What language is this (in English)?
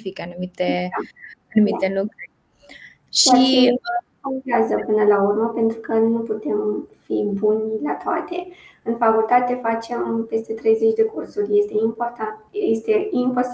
Romanian